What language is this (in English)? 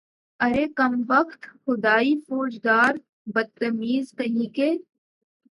Urdu